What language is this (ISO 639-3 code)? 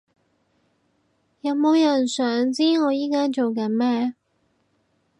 yue